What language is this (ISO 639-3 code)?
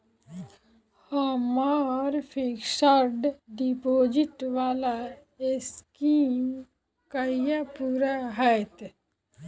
mai